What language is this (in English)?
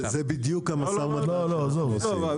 Hebrew